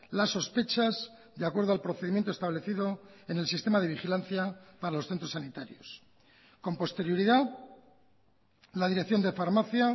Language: Spanish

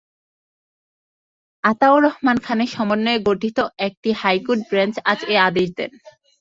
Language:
Bangla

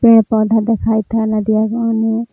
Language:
Magahi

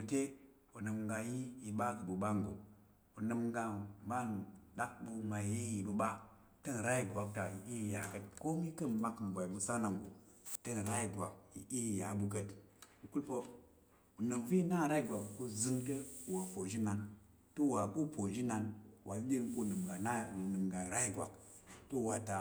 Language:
Tarok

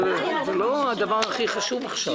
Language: Hebrew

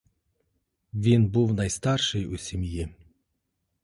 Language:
Ukrainian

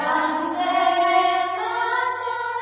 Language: Odia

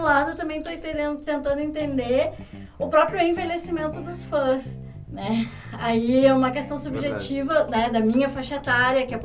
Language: Portuguese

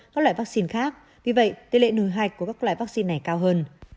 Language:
Vietnamese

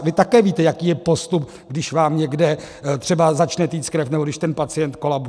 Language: Czech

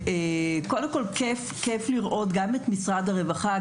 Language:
Hebrew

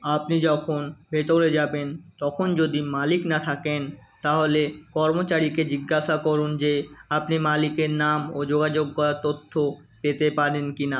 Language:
Bangla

